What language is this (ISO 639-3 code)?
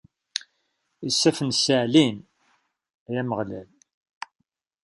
kab